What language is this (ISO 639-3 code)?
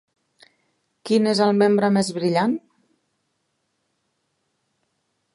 cat